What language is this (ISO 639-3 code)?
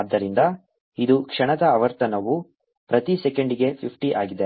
kan